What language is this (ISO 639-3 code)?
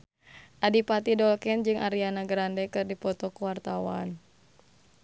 sun